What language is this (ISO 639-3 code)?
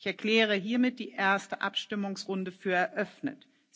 deu